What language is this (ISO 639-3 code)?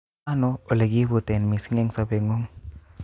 kln